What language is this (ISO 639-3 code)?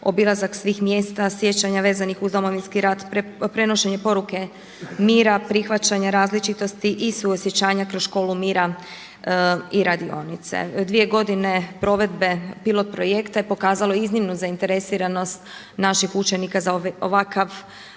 hrv